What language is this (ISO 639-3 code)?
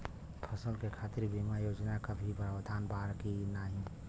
bho